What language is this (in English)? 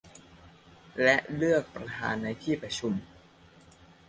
Thai